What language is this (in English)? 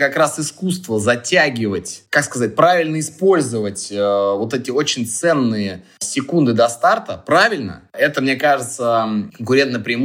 Russian